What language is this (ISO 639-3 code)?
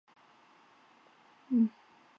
zho